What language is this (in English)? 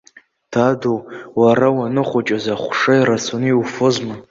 Abkhazian